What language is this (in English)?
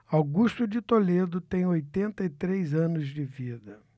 Portuguese